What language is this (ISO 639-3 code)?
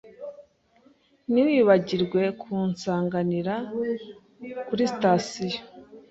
kin